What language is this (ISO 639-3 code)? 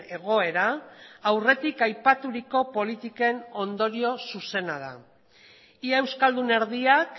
eus